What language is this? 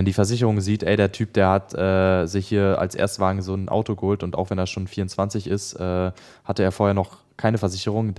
German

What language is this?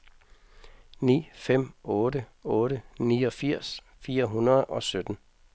Danish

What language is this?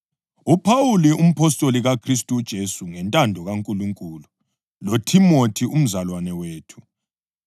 North Ndebele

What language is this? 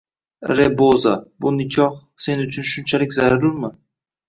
Uzbek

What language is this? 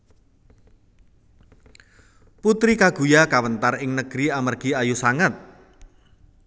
Javanese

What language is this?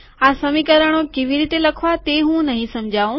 Gujarati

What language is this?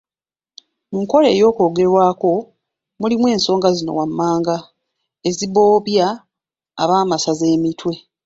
Ganda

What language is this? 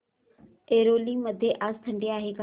Marathi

